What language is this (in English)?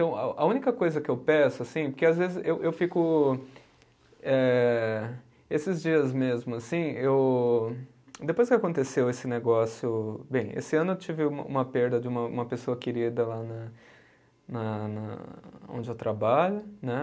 Portuguese